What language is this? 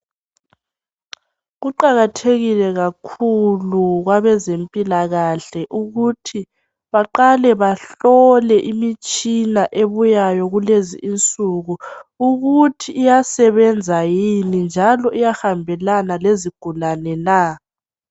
North Ndebele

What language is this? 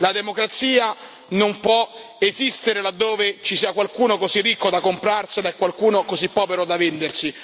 Italian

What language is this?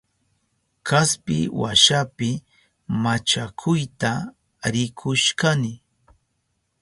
Southern Pastaza Quechua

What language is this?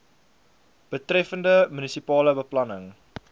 Afrikaans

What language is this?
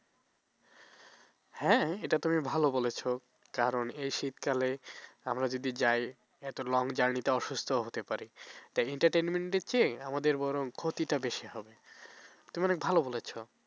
Bangla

